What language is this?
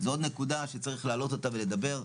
Hebrew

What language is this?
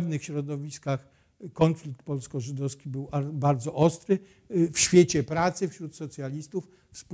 Polish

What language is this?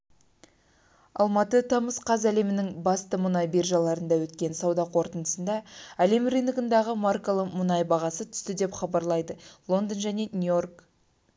Kazakh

